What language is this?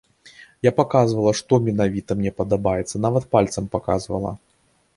Belarusian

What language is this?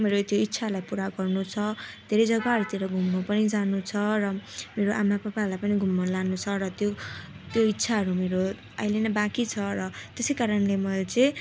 Nepali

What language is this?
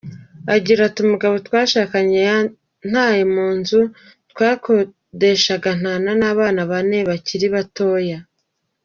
Kinyarwanda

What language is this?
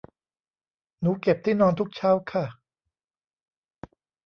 Thai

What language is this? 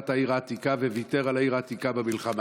Hebrew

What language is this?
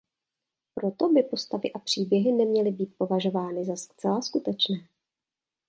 Czech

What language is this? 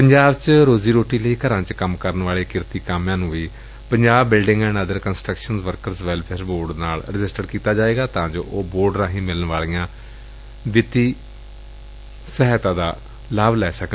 Punjabi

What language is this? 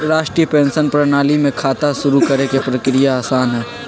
Magahi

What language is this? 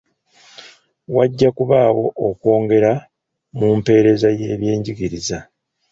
Ganda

